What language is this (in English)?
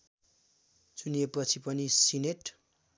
Nepali